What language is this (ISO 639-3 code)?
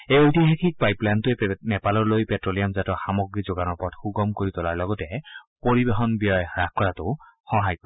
asm